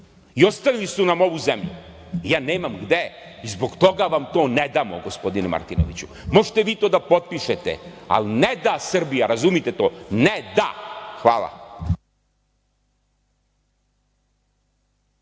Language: Serbian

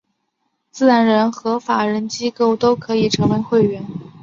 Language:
Chinese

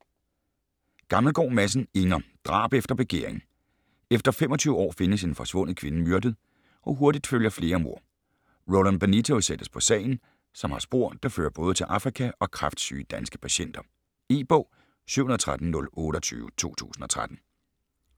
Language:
Danish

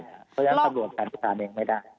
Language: Thai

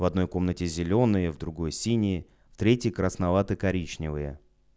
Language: Russian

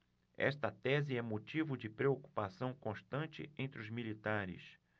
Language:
Portuguese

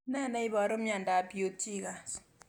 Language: Kalenjin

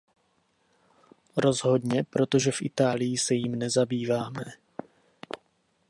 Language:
Czech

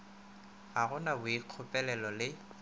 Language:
Northern Sotho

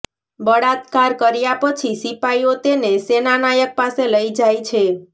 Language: Gujarati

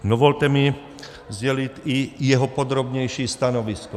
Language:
Czech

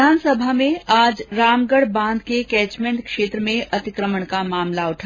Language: Hindi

